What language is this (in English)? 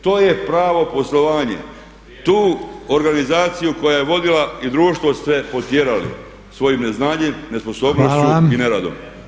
Croatian